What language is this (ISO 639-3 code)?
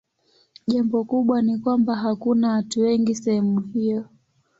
swa